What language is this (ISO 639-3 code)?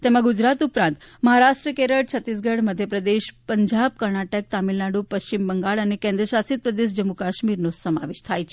guj